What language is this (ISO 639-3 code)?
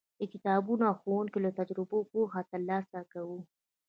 pus